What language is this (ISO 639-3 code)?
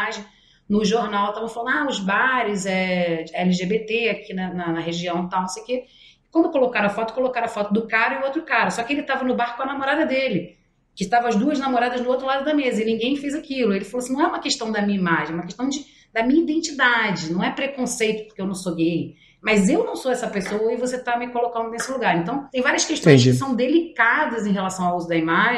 por